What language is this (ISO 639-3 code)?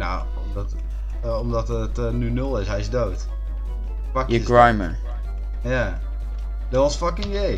nld